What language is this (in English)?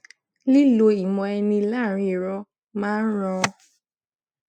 Yoruba